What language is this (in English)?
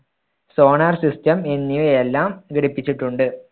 Malayalam